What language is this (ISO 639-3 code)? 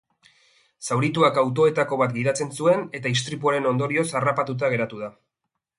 eus